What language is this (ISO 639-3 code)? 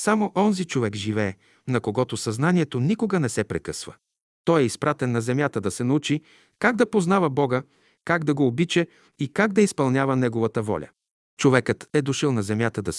bul